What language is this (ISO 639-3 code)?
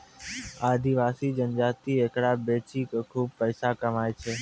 mai